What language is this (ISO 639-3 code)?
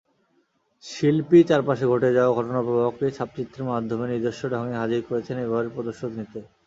ben